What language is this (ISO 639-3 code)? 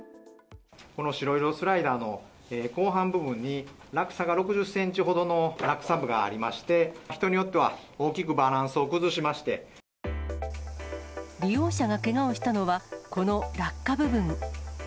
jpn